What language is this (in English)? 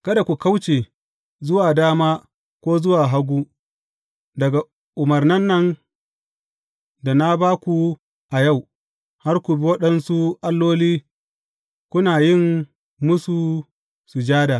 Hausa